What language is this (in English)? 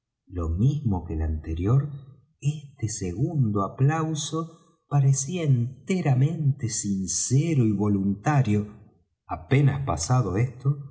Spanish